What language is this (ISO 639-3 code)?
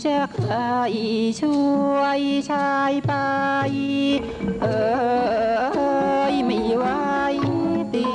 tha